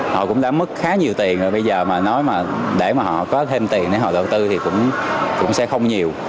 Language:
Vietnamese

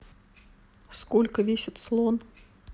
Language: Russian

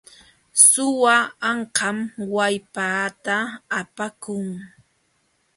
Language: Jauja Wanca Quechua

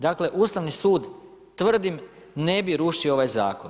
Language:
Croatian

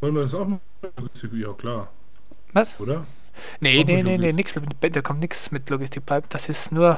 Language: German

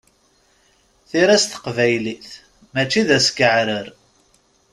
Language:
Kabyle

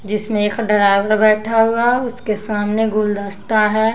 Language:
Hindi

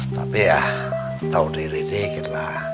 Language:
Indonesian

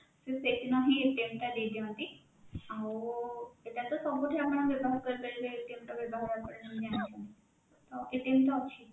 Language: Odia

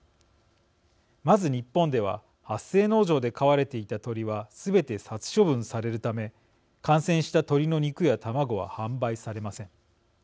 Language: Japanese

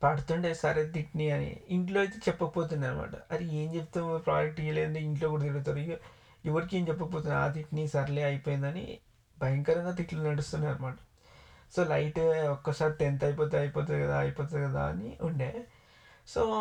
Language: Telugu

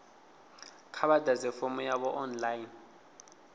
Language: Venda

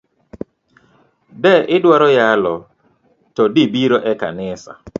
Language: Luo (Kenya and Tanzania)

